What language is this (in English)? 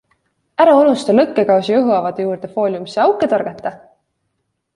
Estonian